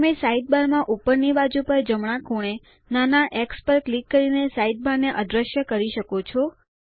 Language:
Gujarati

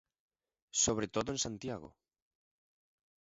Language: Galician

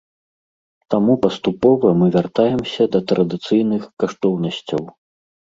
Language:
Belarusian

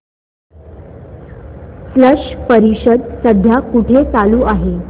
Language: Marathi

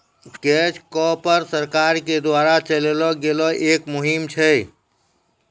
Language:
Maithili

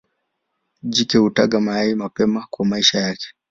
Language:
Swahili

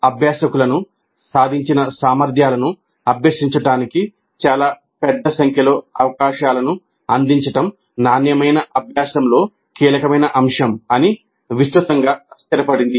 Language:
Telugu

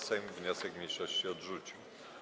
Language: Polish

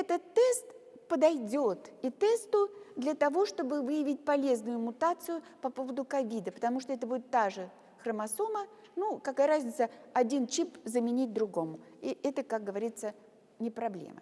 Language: Russian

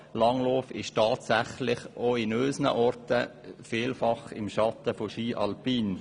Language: Swiss German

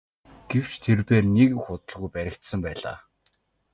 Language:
Mongolian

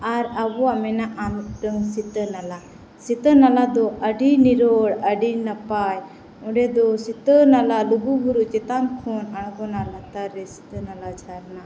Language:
Santali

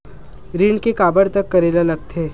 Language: Chhattisgarhi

